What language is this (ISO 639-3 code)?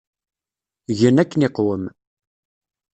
kab